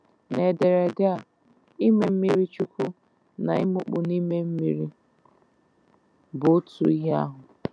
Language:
Igbo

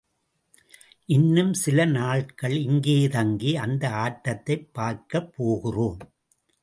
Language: Tamil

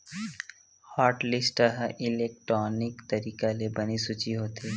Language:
Chhattisgarhi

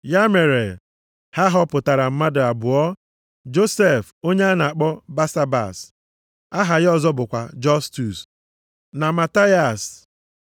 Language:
Igbo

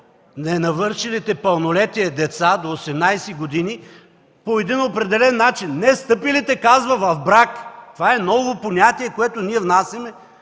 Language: Bulgarian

